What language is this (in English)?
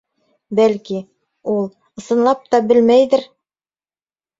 Bashkir